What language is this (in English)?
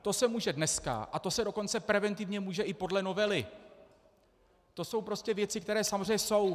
Czech